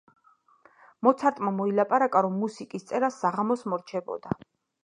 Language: Georgian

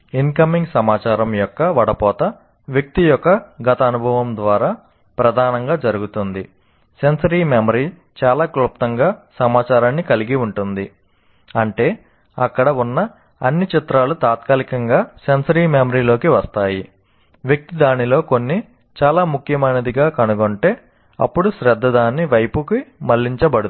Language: Telugu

